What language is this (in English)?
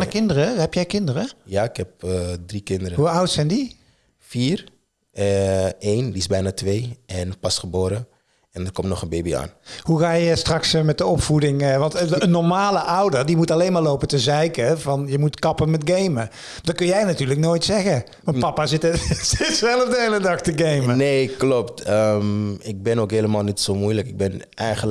Dutch